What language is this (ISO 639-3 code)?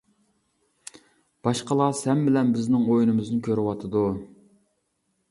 uig